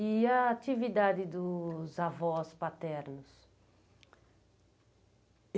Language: Portuguese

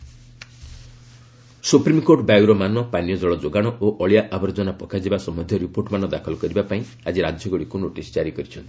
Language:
Odia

